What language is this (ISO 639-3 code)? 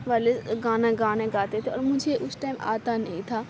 urd